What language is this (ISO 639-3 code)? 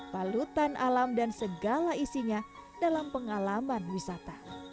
ind